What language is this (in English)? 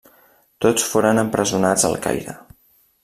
Catalan